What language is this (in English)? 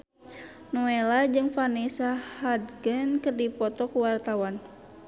Sundanese